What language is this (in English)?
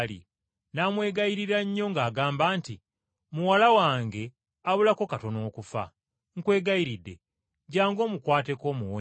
Ganda